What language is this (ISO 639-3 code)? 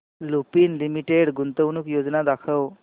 mar